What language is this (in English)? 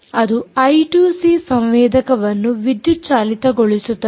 Kannada